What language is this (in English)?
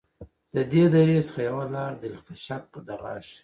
Pashto